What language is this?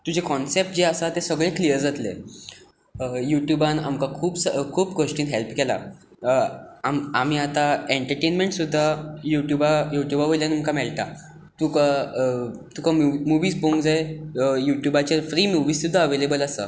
Konkani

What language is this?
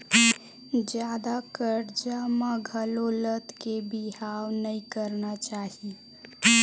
Chhattisgarhi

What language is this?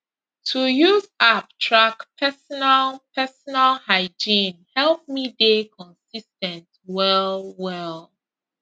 Nigerian Pidgin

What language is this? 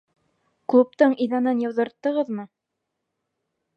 Bashkir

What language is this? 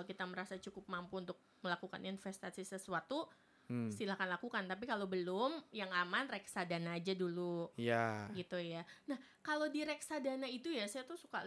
Indonesian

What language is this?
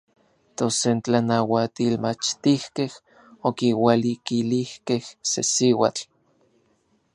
Orizaba Nahuatl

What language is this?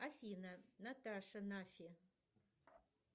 Russian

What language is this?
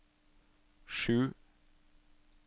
Norwegian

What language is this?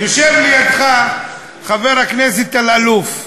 Hebrew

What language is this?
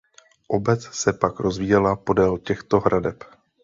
Czech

